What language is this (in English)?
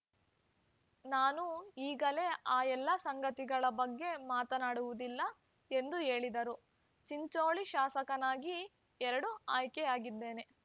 Kannada